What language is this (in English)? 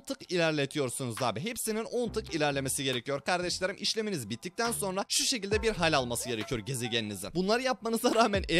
Turkish